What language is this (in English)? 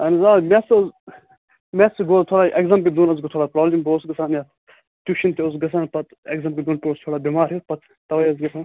Kashmiri